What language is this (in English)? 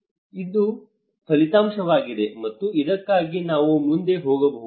Kannada